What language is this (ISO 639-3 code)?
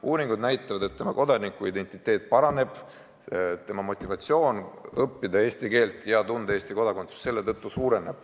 est